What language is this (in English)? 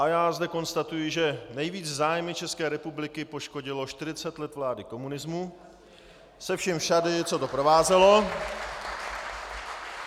Czech